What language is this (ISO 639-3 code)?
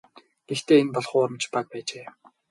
mon